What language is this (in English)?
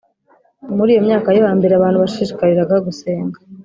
Kinyarwanda